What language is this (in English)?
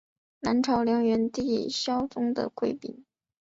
Chinese